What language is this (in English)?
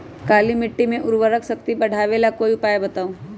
Magahi